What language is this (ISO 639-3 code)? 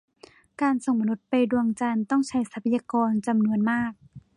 tha